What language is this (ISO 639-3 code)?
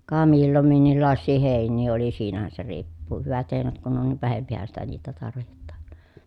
fin